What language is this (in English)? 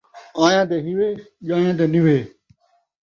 Saraiki